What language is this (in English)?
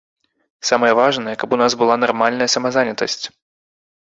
Belarusian